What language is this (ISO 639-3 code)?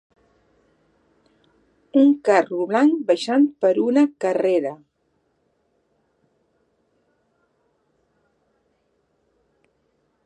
cat